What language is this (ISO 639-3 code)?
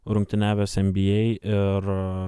lit